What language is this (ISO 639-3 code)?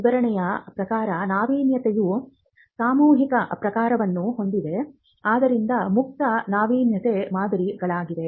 kan